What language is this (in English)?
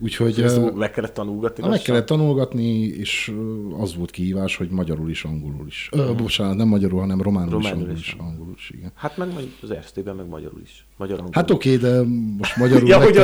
Hungarian